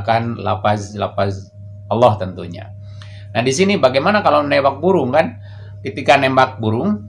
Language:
Indonesian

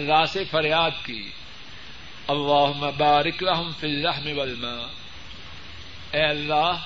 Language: Urdu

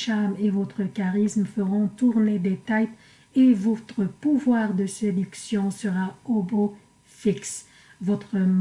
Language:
French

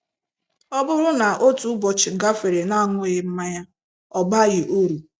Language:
Igbo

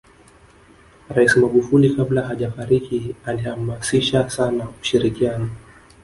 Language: Swahili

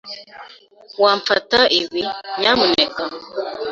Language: Kinyarwanda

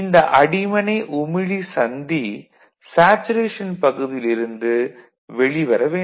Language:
Tamil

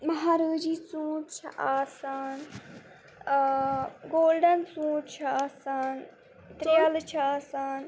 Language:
Kashmiri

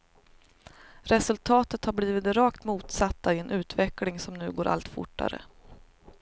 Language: Swedish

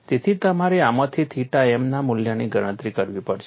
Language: Gujarati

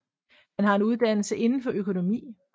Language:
Danish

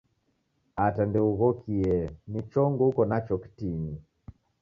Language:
Taita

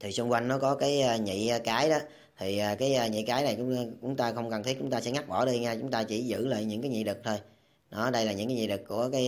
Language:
Vietnamese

